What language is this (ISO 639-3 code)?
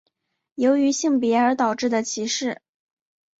zho